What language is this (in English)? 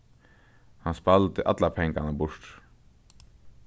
Faroese